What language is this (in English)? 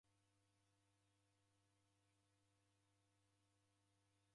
Taita